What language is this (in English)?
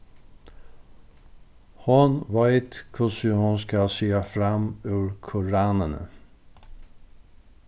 Faroese